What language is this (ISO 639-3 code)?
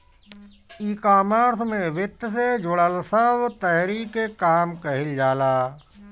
bho